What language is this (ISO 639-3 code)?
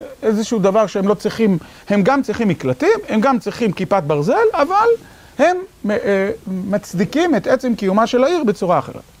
heb